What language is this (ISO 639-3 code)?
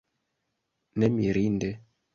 epo